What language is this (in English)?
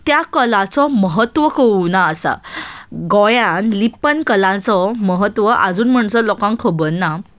Konkani